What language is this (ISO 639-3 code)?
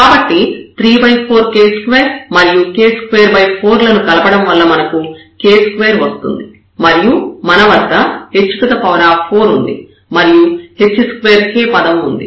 tel